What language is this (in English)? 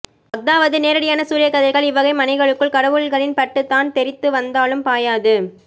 Tamil